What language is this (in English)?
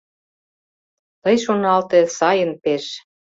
Mari